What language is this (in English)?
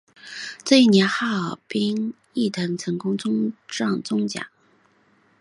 Chinese